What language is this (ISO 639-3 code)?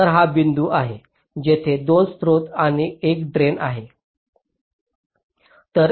mar